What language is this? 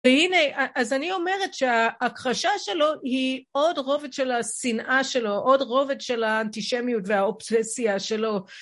Hebrew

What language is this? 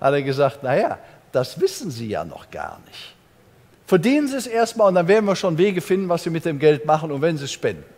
German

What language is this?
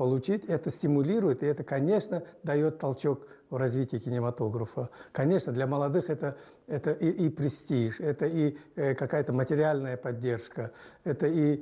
Russian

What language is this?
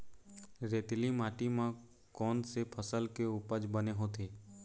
Chhattisgarhi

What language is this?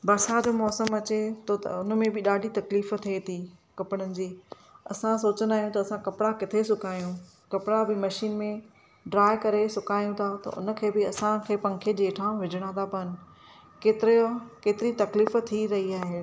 Sindhi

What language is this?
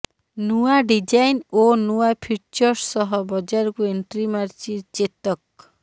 Odia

